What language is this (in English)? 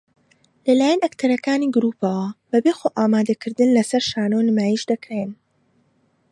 Central Kurdish